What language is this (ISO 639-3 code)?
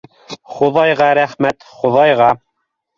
bak